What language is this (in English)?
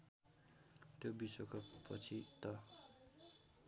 Nepali